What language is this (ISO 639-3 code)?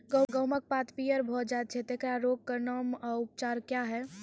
mai